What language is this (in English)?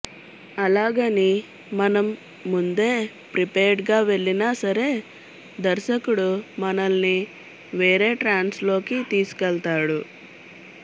Telugu